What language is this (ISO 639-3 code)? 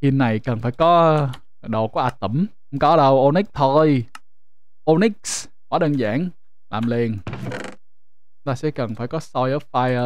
vie